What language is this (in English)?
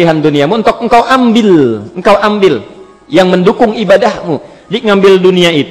Indonesian